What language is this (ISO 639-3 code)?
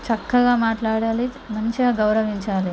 tel